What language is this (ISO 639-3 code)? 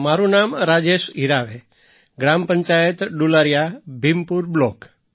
guj